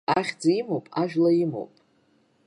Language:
Abkhazian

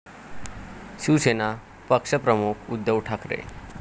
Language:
Marathi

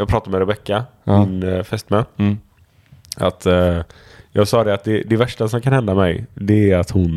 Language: Swedish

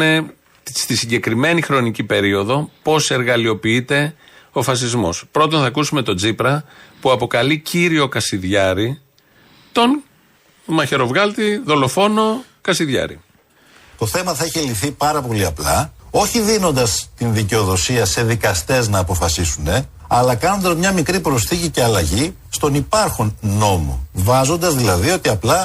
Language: Greek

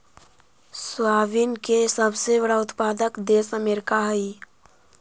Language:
Magahi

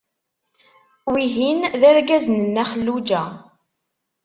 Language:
Kabyle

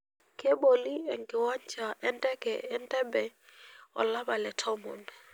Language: Masai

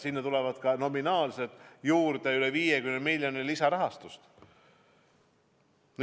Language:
Estonian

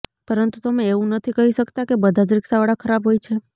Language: Gujarati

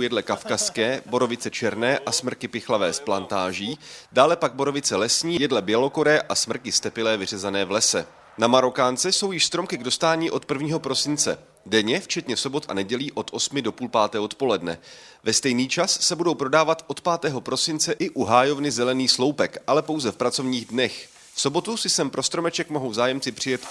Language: Czech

